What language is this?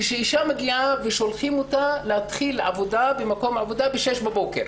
Hebrew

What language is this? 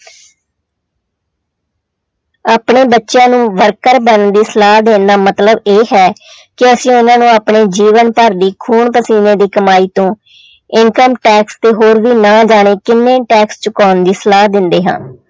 Punjabi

